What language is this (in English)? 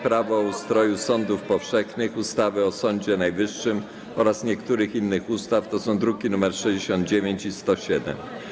Polish